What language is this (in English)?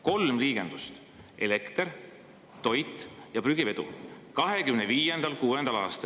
Estonian